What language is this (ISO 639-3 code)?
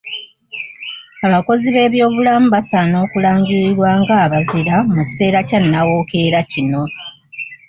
lug